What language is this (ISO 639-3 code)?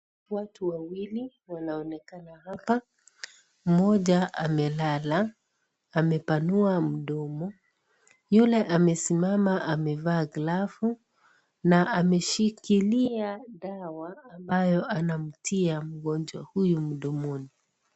swa